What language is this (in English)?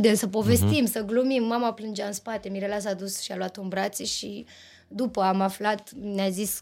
Romanian